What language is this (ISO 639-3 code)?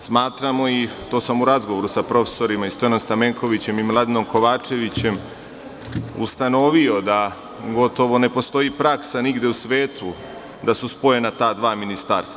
srp